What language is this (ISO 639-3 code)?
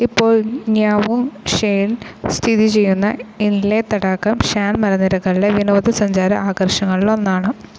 mal